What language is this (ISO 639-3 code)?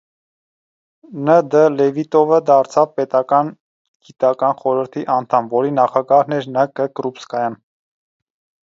hye